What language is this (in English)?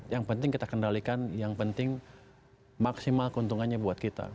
Indonesian